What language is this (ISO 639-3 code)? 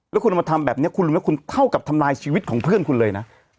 tha